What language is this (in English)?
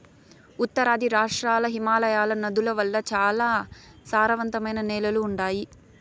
Telugu